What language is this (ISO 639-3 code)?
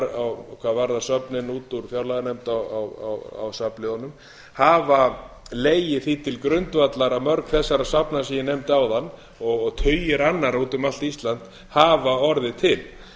isl